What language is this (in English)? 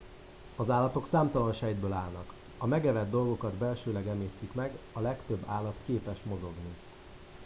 Hungarian